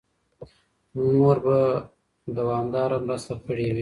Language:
Pashto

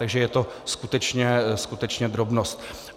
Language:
Czech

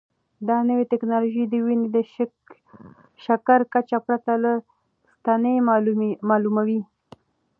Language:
Pashto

